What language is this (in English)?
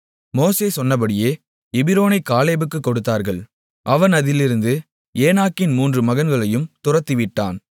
Tamil